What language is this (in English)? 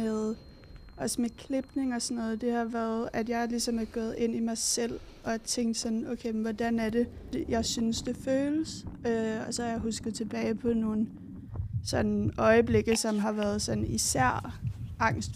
Danish